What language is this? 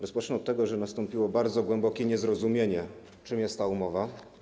Polish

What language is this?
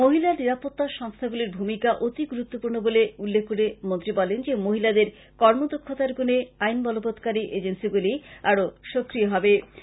Bangla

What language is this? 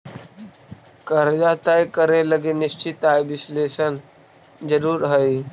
Magahi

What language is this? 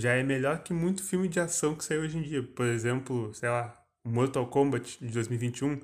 Portuguese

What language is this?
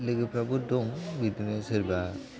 Bodo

